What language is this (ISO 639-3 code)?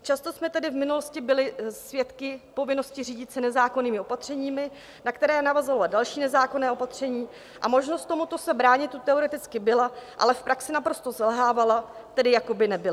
ces